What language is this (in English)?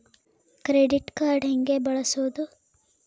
Kannada